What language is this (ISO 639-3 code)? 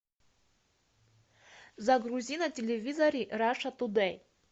rus